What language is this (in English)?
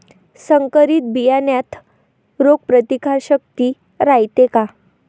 Marathi